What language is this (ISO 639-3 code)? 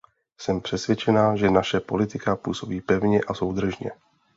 ces